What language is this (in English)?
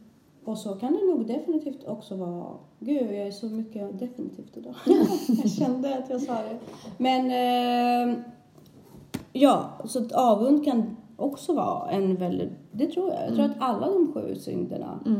Swedish